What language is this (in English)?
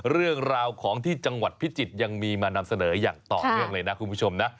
Thai